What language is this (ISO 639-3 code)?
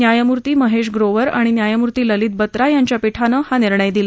mar